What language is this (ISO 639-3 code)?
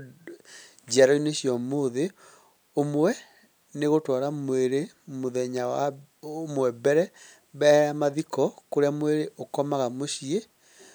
kik